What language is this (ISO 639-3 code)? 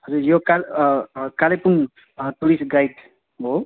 nep